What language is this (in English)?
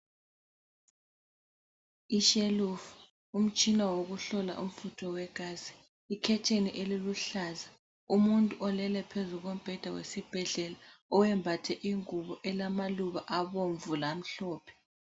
North Ndebele